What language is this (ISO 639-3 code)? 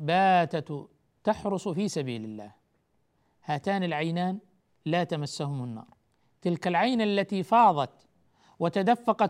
ara